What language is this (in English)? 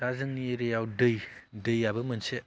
Bodo